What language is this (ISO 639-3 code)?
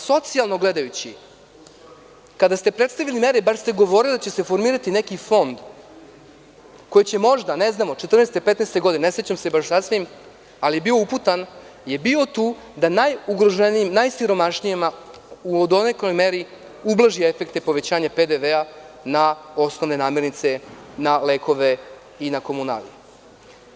srp